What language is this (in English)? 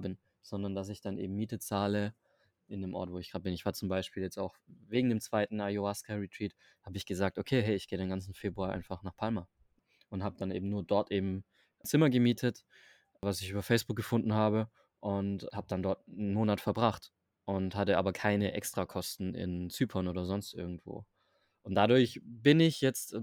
German